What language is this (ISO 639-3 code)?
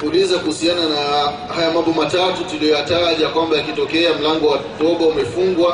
swa